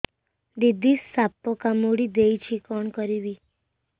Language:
Odia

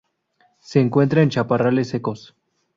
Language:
Spanish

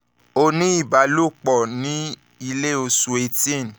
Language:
Yoruba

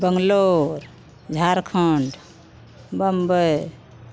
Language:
Maithili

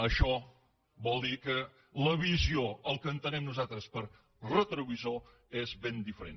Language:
Catalan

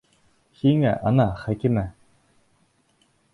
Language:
Bashkir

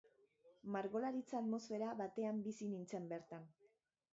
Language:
Basque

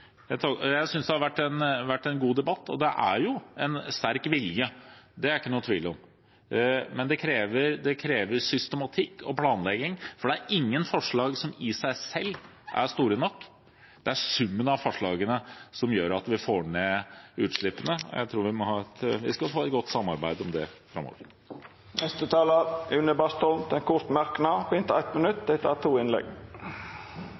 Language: Norwegian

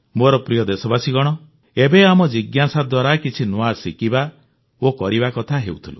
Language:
Odia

